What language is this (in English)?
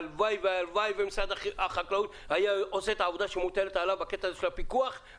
Hebrew